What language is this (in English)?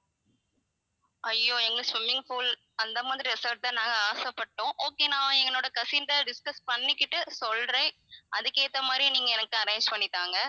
Tamil